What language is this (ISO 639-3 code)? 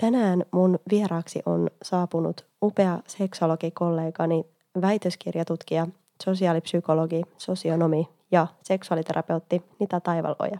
fin